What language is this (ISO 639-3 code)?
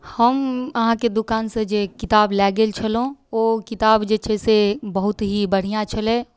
mai